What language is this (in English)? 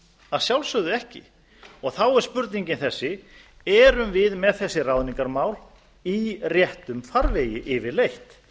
Icelandic